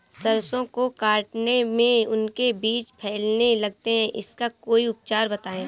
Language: Hindi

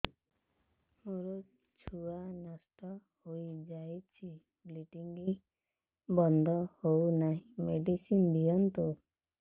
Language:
Odia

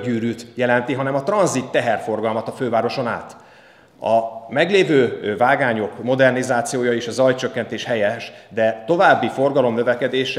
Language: Hungarian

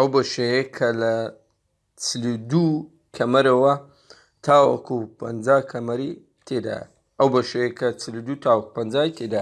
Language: Turkish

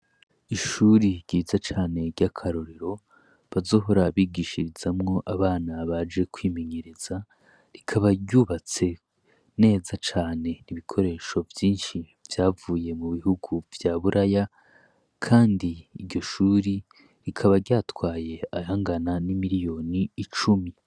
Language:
Rundi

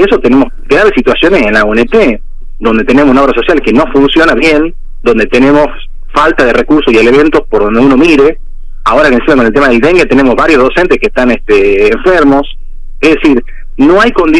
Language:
Spanish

